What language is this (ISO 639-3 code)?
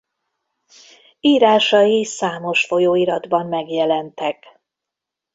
hun